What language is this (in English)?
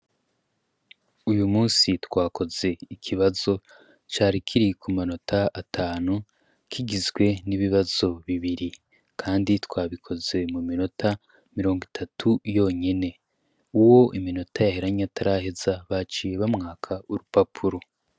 Rundi